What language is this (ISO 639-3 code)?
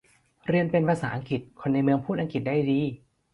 tha